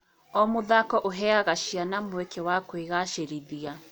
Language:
Kikuyu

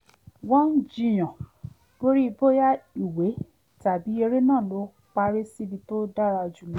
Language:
Yoruba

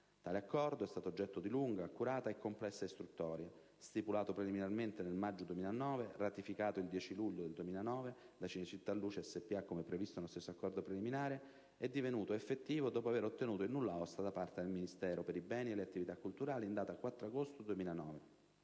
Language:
Italian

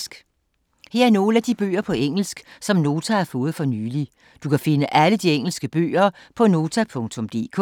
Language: Danish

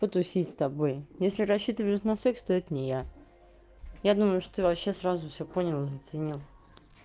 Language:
Russian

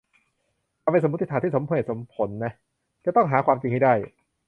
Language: Thai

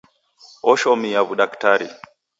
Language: Taita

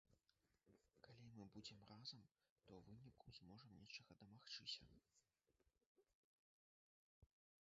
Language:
Belarusian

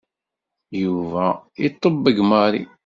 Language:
Kabyle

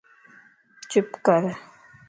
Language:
Lasi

